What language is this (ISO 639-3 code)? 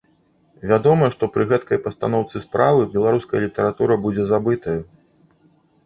bel